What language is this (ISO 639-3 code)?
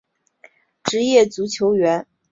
zho